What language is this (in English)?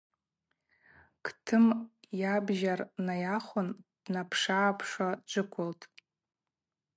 Abaza